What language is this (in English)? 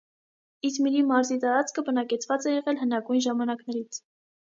Armenian